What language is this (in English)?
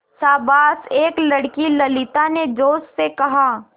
Hindi